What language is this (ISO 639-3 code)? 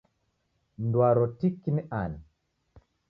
dav